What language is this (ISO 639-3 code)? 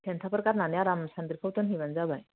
brx